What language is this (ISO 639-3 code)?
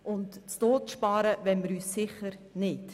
gsw